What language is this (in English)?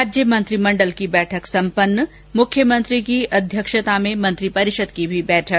Hindi